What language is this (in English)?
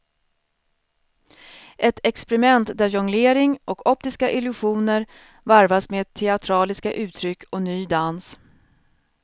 Swedish